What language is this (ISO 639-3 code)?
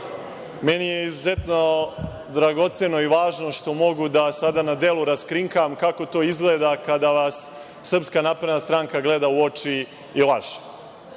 srp